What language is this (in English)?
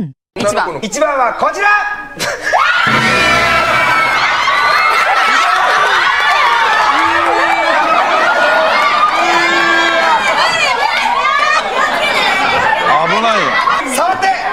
Japanese